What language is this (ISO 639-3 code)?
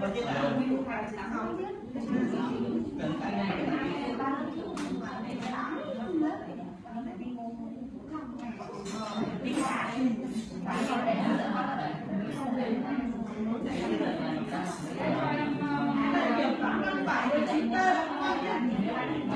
vie